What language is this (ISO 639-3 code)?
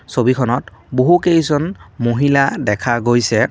asm